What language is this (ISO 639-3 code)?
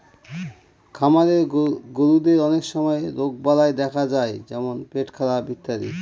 ben